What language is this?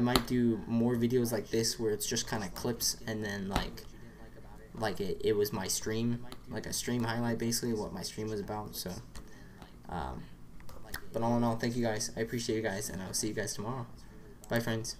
English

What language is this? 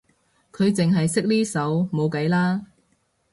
Cantonese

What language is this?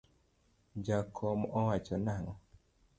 Luo (Kenya and Tanzania)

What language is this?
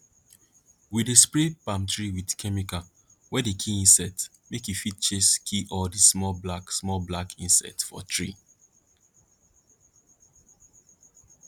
Nigerian Pidgin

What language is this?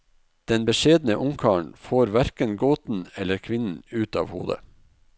Norwegian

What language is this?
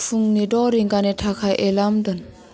Bodo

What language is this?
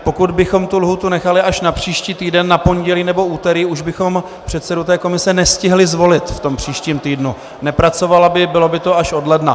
Czech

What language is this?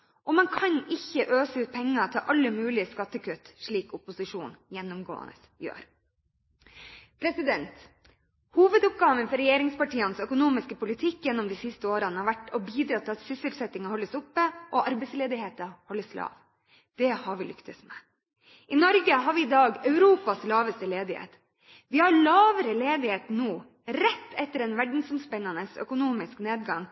Norwegian Bokmål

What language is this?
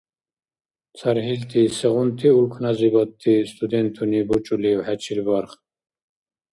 Dargwa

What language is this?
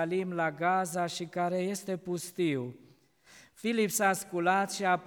Romanian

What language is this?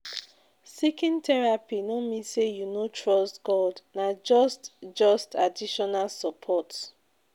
Nigerian Pidgin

